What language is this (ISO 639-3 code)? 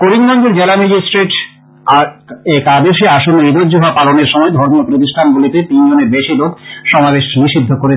ben